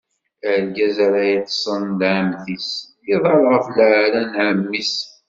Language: Kabyle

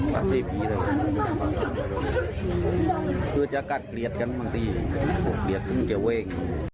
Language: Thai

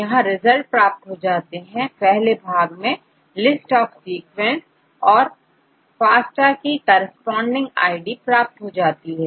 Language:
Hindi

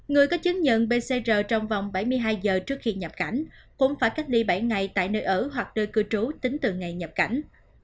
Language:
Vietnamese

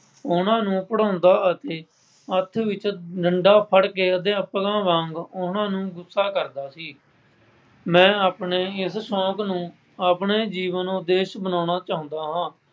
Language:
Punjabi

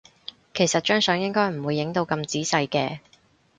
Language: Cantonese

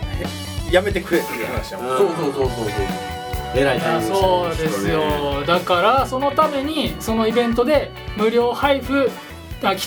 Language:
Japanese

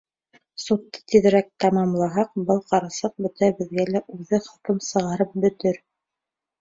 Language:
Bashkir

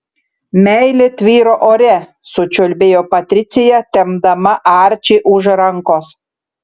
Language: Lithuanian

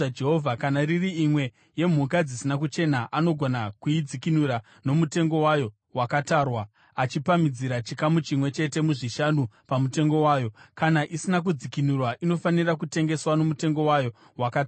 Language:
Shona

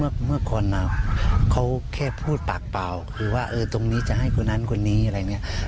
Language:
Thai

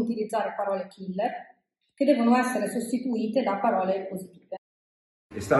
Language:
Italian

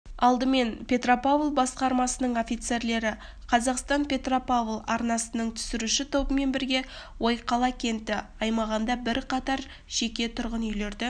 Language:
Kazakh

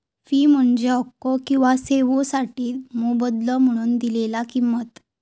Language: Marathi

